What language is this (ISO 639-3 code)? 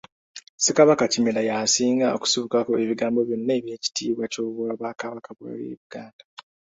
lug